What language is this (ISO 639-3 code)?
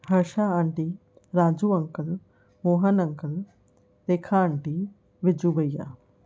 snd